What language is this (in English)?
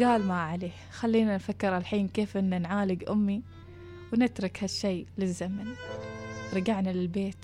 Arabic